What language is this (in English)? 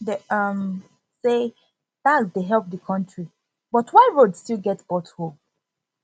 Nigerian Pidgin